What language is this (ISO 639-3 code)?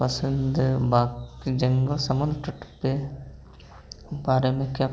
hin